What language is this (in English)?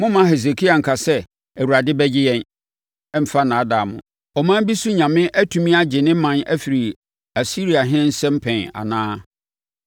Akan